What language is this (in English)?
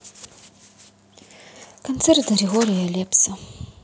Russian